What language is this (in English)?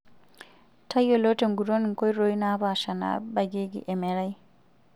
Masai